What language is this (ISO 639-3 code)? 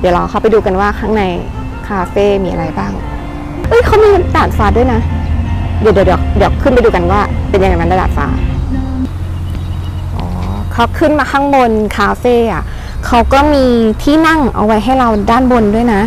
tha